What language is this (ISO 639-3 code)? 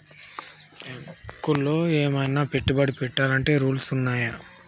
tel